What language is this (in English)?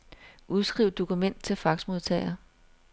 Danish